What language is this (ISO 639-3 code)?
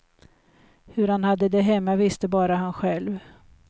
swe